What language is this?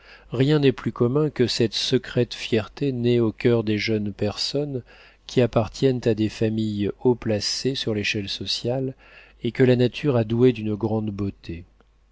French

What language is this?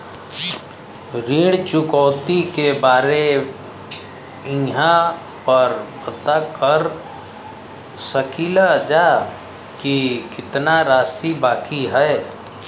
Bhojpuri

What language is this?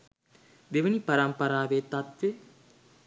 Sinhala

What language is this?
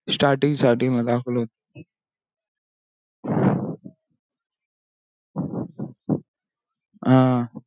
Marathi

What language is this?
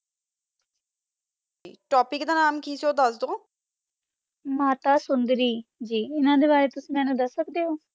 Punjabi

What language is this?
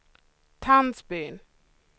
Swedish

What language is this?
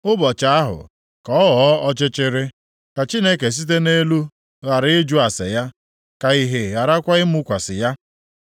Igbo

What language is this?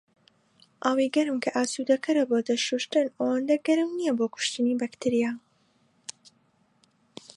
Central Kurdish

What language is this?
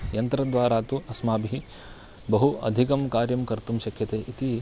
Sanskrit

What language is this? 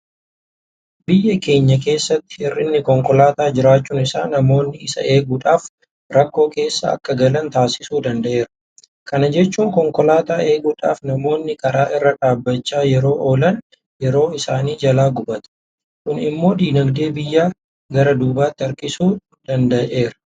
Oromo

